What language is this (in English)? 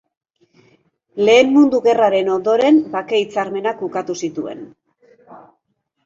Basque